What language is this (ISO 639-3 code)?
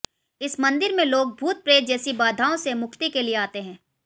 hin